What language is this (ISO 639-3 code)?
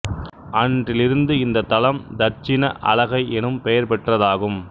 tam